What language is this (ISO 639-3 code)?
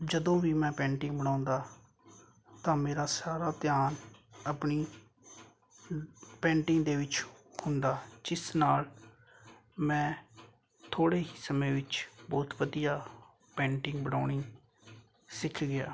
pan